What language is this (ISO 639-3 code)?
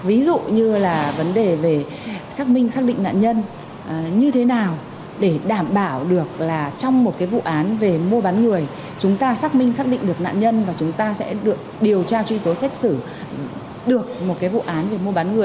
vie